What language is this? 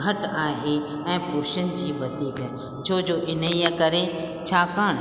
Sindhi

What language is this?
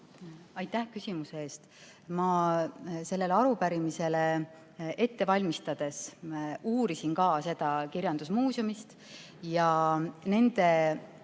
Estonian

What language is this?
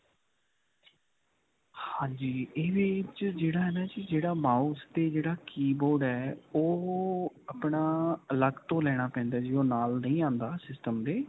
Punjabi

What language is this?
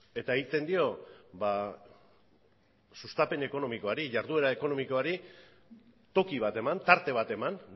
Basque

